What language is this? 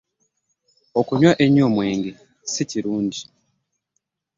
Ganda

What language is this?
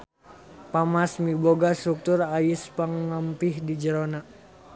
Sundanese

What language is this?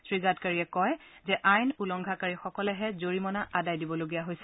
Assamese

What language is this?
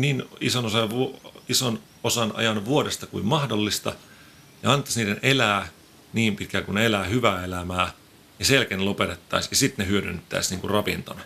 Finnish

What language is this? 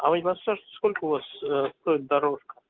Russian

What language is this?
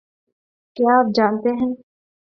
Urdu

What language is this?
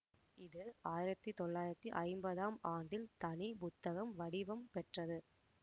Tamil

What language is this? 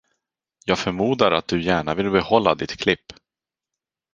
Swedish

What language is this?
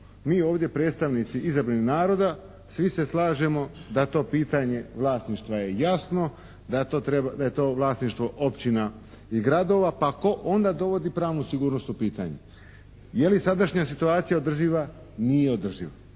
Croatian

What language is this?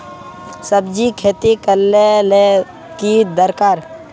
Magahi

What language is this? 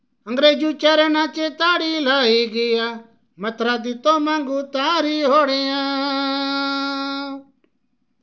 Dogri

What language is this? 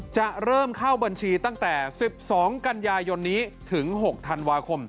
Thai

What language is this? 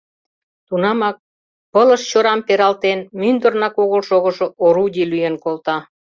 Mari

